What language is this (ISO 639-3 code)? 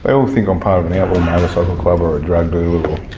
eng